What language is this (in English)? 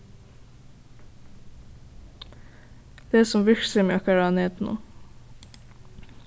Faroese